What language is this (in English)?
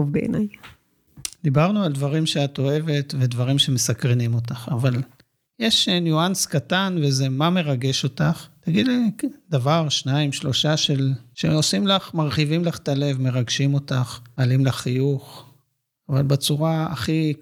Hebrew